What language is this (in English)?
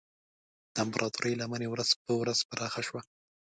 Pashto